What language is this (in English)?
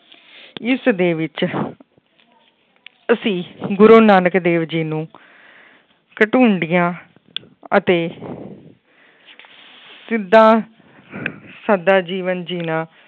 Punjabi